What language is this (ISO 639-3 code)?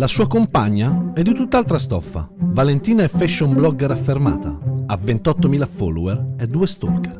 ita